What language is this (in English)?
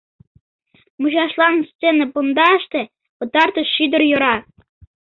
Mari